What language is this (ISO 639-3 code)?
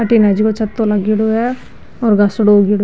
mwr